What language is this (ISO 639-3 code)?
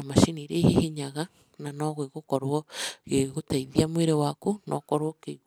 kik